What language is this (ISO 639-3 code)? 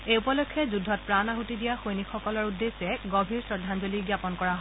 asm